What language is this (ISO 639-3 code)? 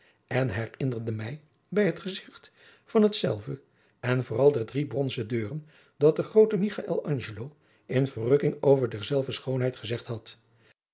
nld